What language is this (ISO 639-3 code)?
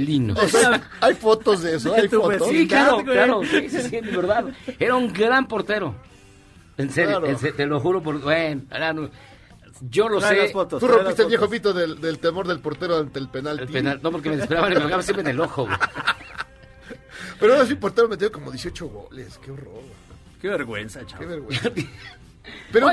spa